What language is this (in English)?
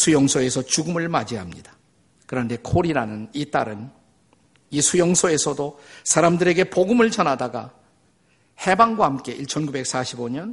Korean